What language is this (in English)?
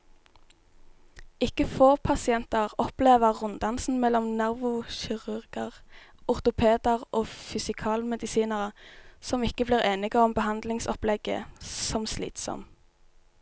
Norwegian